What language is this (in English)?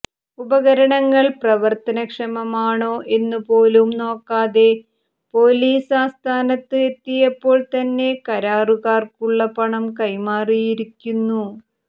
Malayalam